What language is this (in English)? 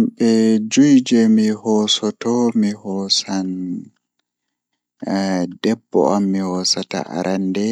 Fula